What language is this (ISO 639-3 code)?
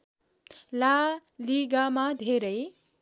nep